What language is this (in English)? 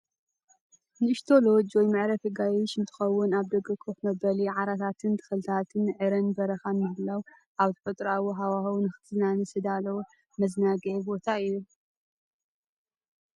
Tigrinya